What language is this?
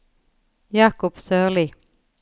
Norwegian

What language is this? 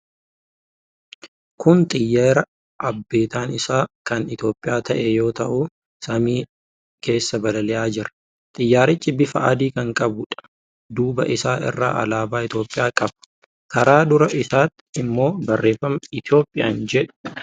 Oromo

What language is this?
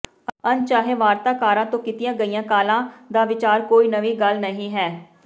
Punjabi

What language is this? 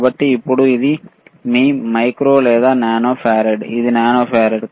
Telugu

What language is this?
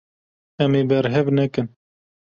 Kurdish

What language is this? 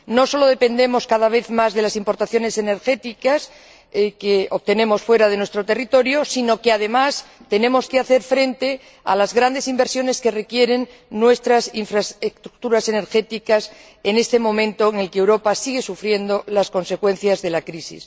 Spanish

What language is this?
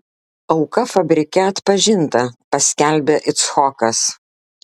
Lithuanian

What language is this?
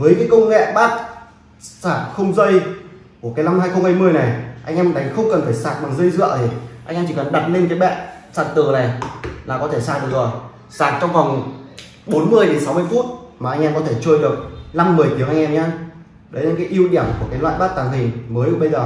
Vietnamese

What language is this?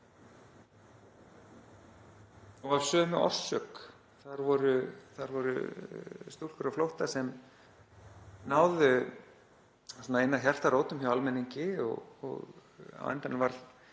Icelandic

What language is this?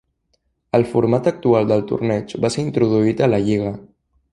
Catalan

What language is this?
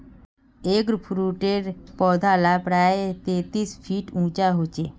Magahi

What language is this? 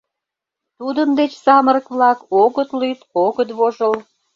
Mari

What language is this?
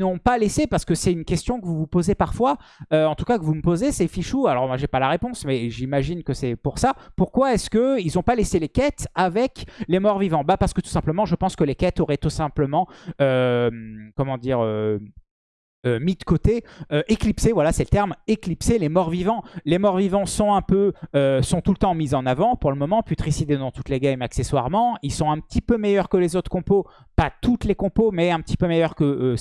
French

